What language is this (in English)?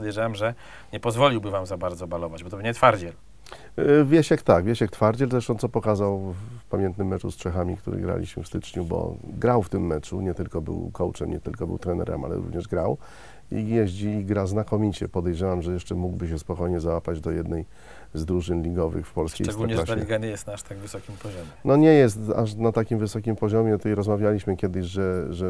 Polish